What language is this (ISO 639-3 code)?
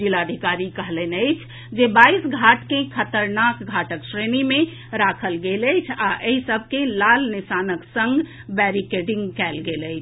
mai